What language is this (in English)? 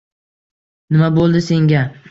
Uzbek